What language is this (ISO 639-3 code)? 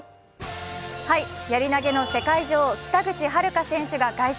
jpn